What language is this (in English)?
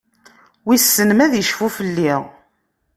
Kabyle